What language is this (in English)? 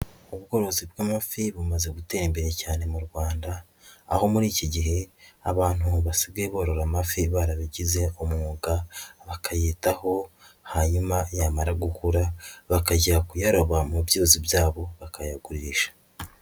Kinyarwanda